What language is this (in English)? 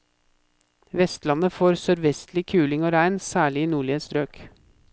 Norwegian